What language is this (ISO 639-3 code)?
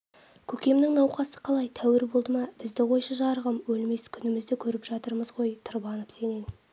kaz